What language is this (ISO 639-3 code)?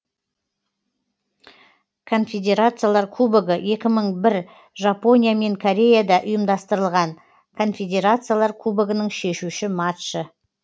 kaz